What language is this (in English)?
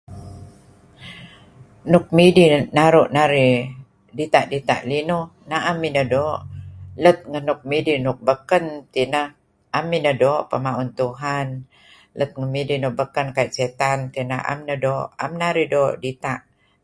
Kelabit